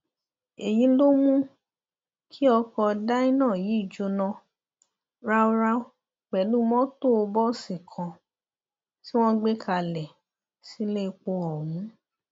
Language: Yoruba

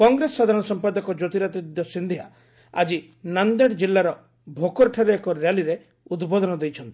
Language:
Odia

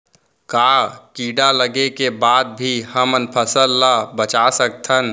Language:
Chhattisgarhi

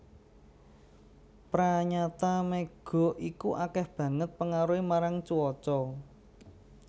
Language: Javanese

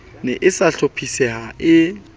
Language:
Southern Sotho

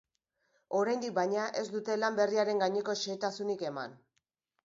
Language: Basque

